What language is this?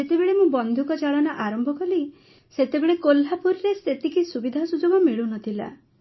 Odia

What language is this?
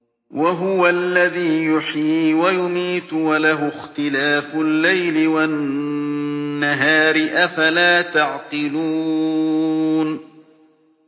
Arabic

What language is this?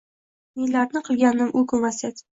Uzbek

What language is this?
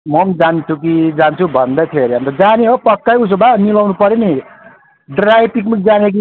Nepali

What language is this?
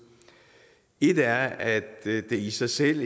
Danish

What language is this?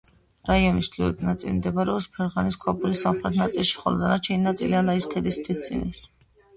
Georgian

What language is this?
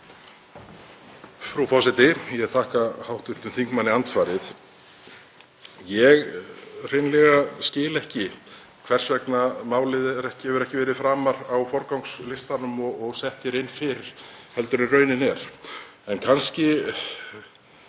Icelandic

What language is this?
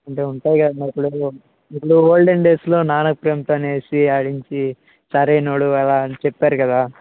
Telugu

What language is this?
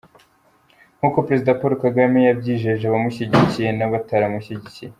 Kinyarwanda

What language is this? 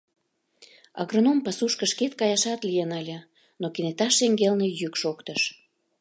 Mari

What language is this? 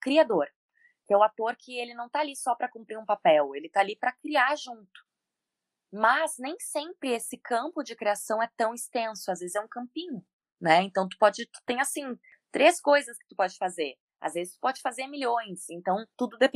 Portuguese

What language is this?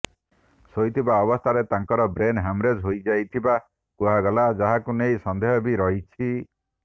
Odia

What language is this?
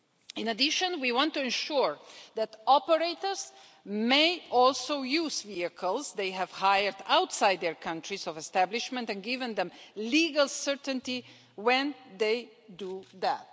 English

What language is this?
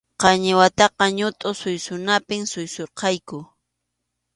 Arequipa-La Unión Quechua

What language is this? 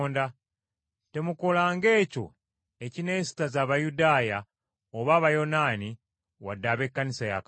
Ganda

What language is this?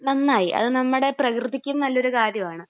Malayalam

